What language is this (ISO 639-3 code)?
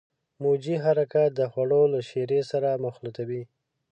pus